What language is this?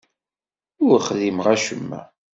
Kabyle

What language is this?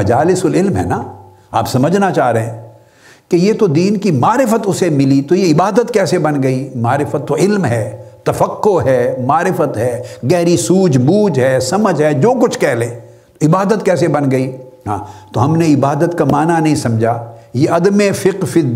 Urdu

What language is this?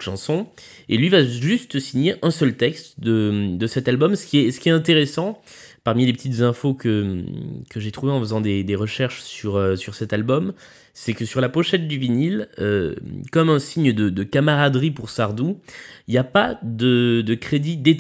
French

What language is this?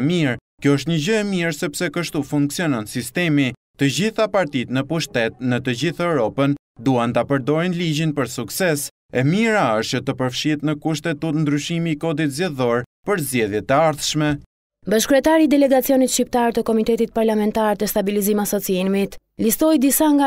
Romanian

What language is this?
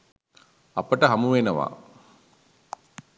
Sinhala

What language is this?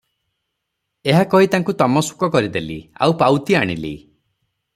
Odia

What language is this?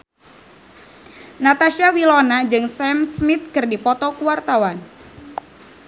Sundanese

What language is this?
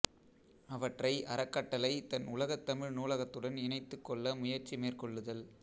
Tamil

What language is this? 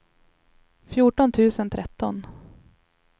Swedish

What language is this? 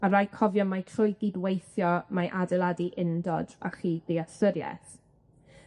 Welsh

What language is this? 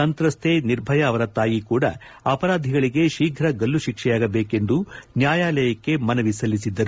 Kannada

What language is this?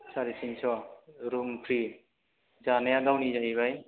Bodo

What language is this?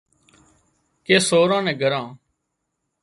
Wadiyara Koli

